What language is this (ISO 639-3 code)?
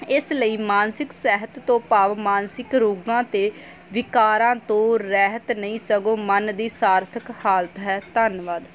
pan